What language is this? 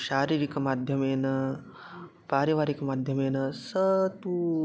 Sanskrit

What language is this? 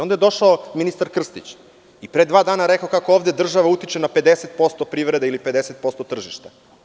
Serbian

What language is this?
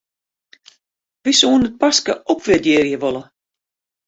Western Frisian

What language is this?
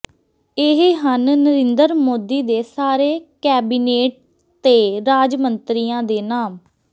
Punjabi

